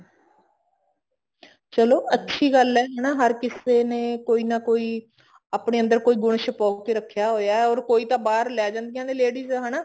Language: Punjabi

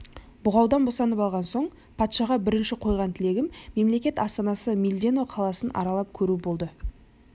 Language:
Kazakh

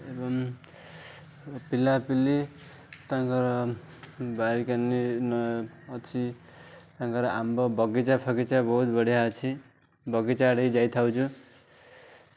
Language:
Odia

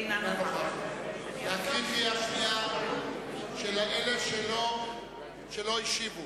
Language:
Hebrew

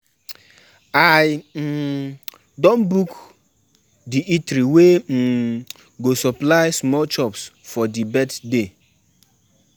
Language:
Nigerian Pidgin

